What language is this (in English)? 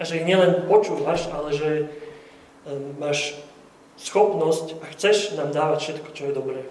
Slovak